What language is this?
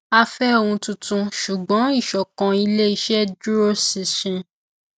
Yoruba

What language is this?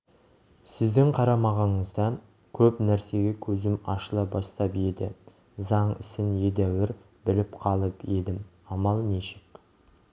Kazakh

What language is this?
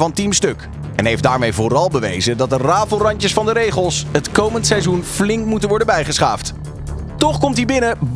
Dutch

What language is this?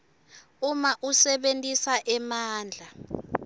Swati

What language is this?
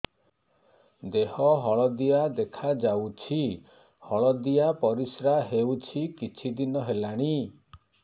Odia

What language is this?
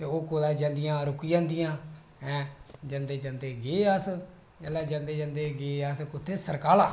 Dogri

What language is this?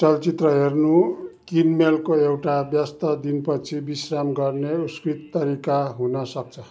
Nepali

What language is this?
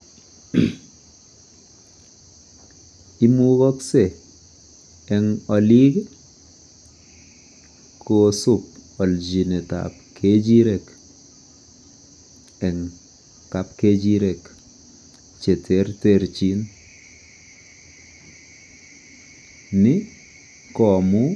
Kalenjin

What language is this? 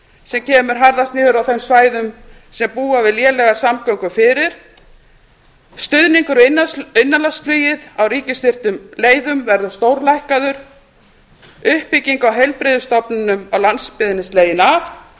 Icelandic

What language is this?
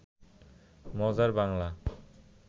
Bangla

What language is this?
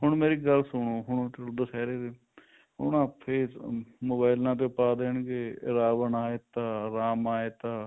Punjabi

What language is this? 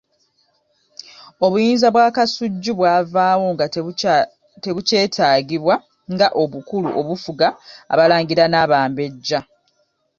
Ganda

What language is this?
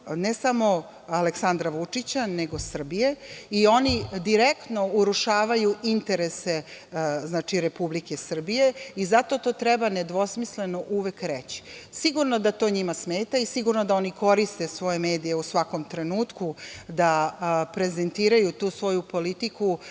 Serbian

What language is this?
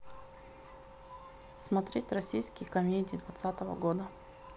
Russian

